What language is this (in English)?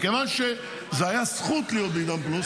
Hebrew